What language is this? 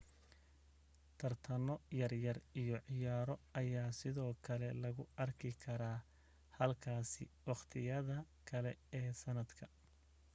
Somali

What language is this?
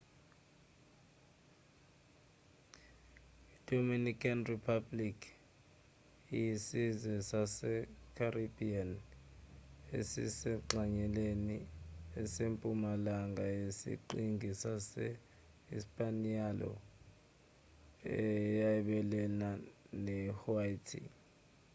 Zulu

